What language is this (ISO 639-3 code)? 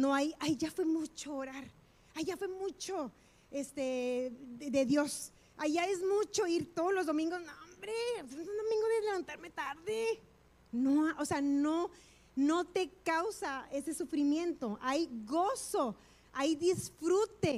spa